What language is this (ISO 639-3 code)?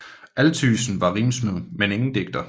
dan